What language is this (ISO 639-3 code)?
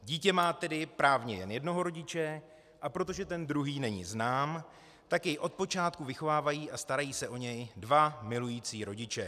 ces